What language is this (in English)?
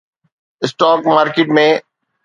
Sindhi